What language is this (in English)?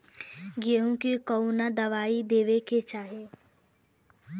Bhojpuri